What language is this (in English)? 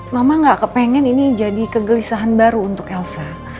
Indonesian